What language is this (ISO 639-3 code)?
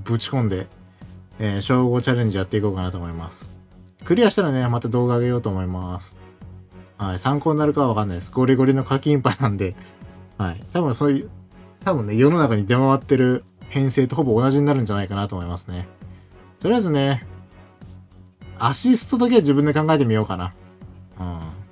jpn